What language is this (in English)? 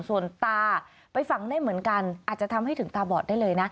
Thai